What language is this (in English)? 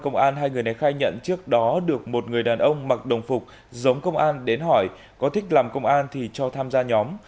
Vietnamese